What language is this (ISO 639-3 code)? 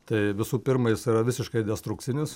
lit